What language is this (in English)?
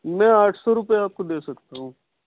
Urdu